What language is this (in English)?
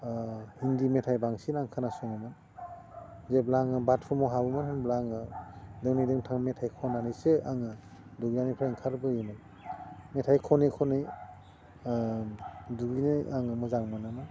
Bodo